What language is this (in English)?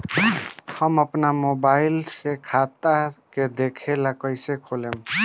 Bhojpuri